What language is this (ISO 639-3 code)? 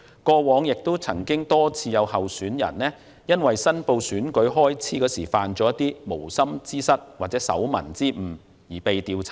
yue